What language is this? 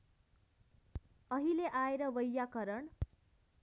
Nepali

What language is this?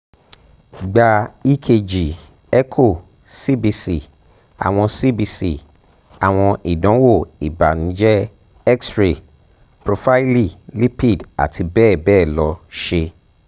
Yoruba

